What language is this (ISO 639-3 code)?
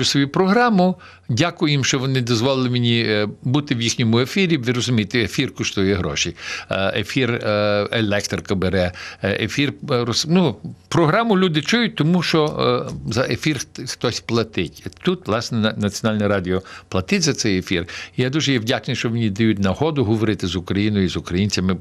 ukr